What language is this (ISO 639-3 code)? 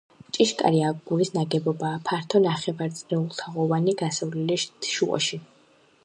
kat